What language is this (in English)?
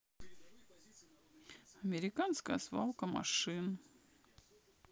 Russian